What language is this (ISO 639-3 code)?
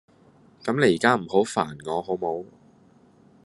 yue